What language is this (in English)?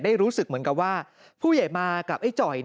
Thai